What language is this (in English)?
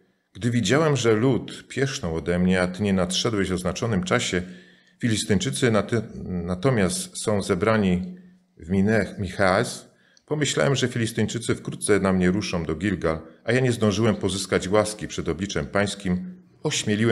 Polish